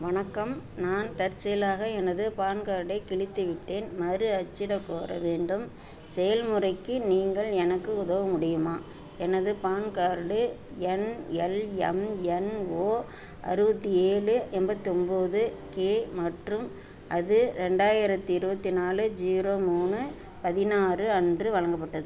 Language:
Tamil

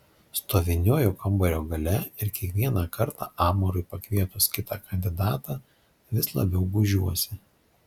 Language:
Lithuanian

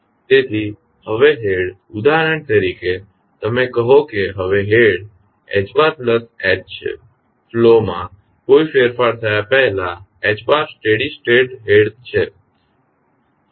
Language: Gujarati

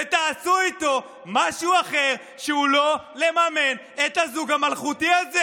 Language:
Hebrew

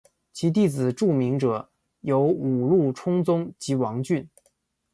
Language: Chinese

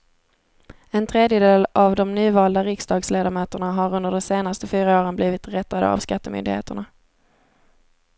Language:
Swedish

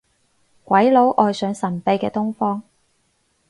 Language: Cantonese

